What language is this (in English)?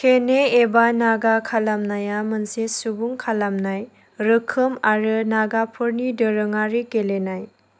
Bodo